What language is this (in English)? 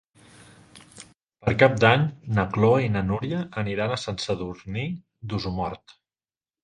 Catalan